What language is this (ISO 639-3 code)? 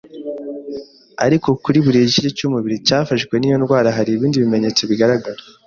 kin